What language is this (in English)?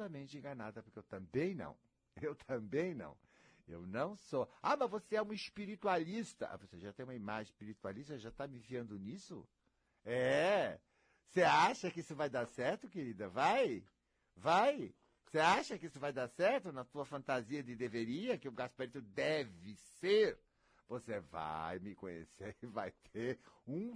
Portuguese